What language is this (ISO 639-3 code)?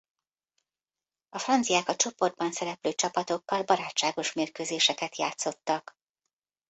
hun